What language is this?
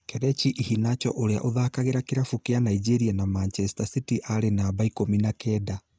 Kikuyu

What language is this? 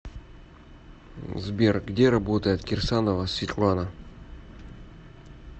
Russian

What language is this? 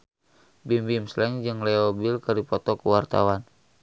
Sundanese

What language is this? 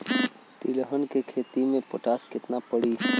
Bhojpuri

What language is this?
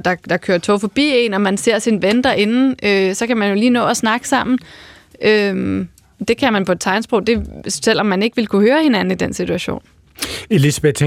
Danish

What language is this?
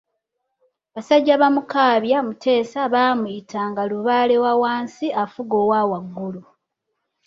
Ganda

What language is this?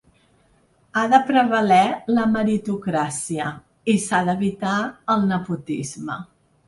Catalan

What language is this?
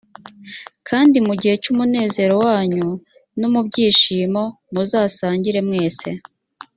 Kinyarwanda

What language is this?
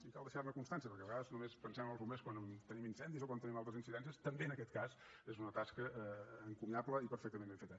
Catalan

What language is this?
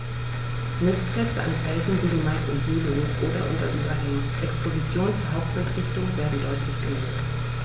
German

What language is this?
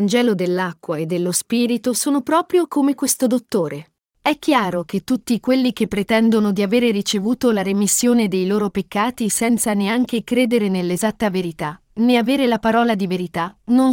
Italian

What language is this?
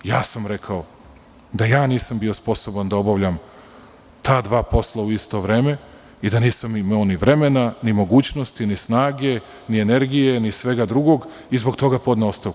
Serbian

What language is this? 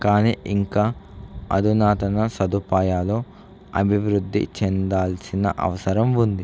Telugu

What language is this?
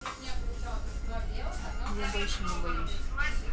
Russian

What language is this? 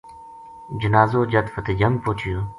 Gujari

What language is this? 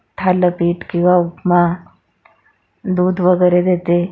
Marathi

